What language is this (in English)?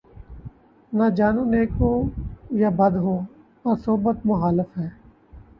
Urdu